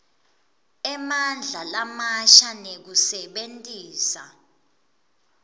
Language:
Swati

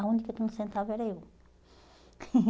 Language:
Portuguese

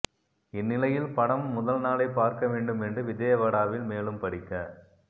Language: Tamil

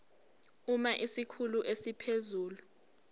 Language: Zulu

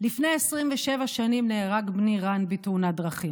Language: Hebrew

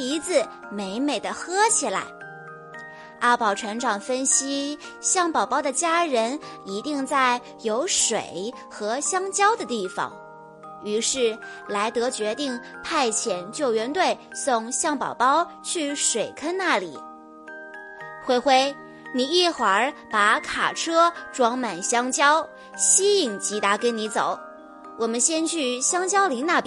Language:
Chinese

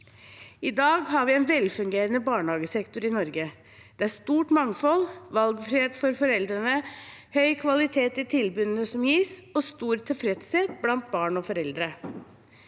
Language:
Norwegian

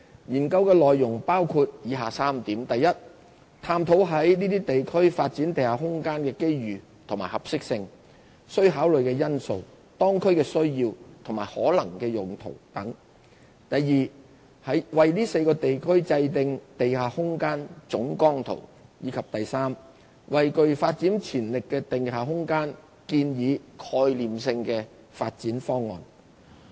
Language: Cantonese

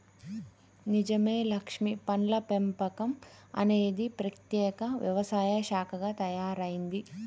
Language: Telugu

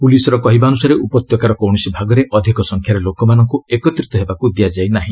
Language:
Odia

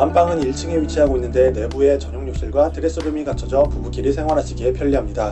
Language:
Korean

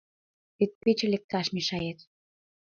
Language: Mari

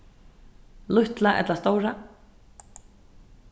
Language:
Faroese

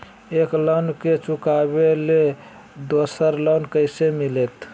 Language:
Magahi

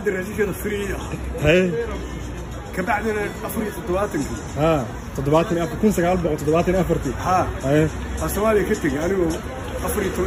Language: Arabic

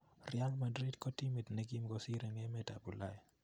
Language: Kalenjin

